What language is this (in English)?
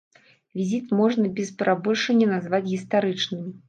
Belarusian